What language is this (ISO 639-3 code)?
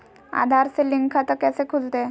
mag